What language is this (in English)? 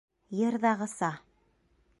Bashkir